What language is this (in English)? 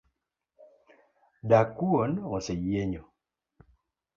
Luo (Kenya and Tanzania)